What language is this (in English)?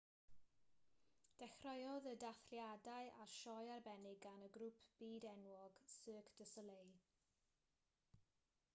Welsh